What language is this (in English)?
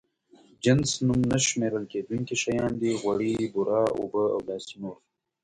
Pashto